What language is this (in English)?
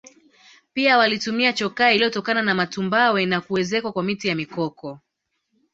Swahili